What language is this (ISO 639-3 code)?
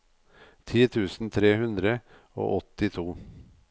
nor